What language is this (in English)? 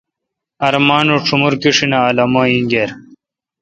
Kalkoti